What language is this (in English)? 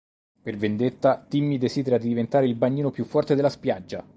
Italian